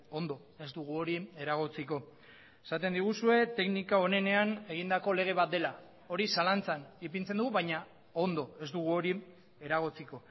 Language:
Basque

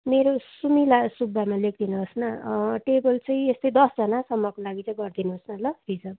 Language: Nepali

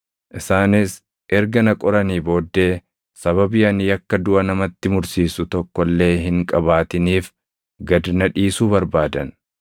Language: Oromo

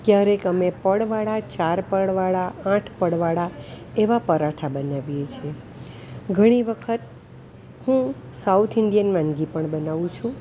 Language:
Gujarati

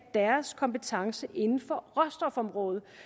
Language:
Danish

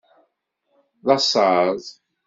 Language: Kabyle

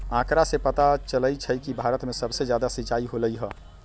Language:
Magahi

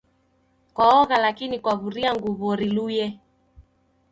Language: Taita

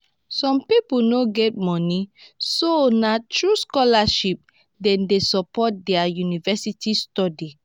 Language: Nigerian Pidgin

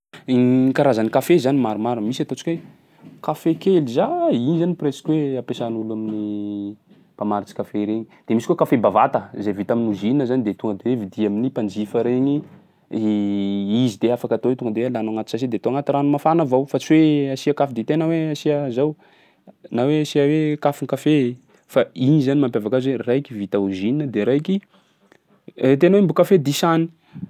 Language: Sakalava Malagasy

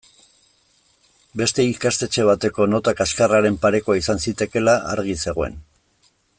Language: Basque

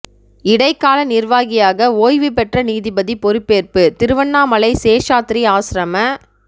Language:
Tamil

